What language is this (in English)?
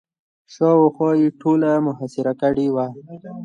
Pashto